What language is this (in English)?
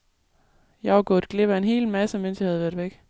Danish